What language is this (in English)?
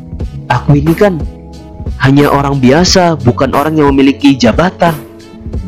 Indonesian